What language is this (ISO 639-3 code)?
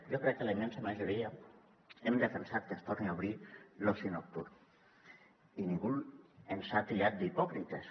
cat